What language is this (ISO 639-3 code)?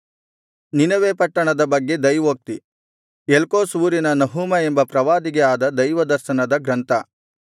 kan